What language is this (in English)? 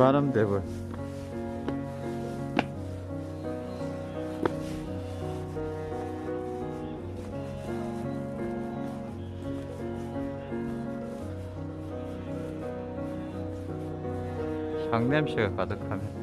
Korean